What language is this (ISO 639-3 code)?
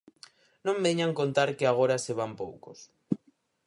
glg